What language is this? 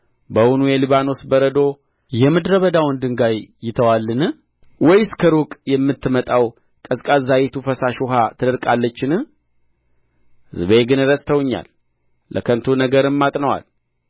Amharic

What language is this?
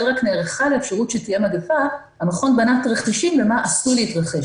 Hebrew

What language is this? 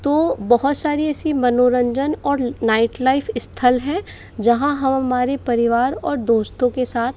Hindi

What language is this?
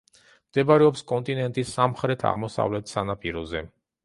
Georgian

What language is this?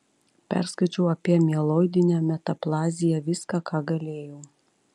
Lithuanian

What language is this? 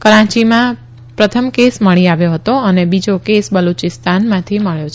Gujarati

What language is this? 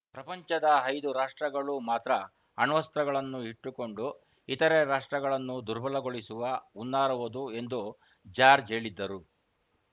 Kannada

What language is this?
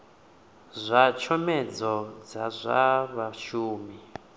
Venda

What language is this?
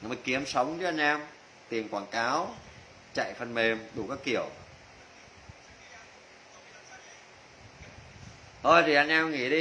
Vietnamese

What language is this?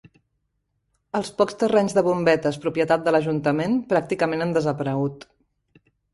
Catalan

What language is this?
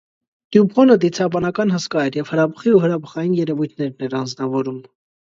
Armenian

